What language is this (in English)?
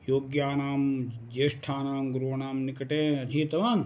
Sanskrit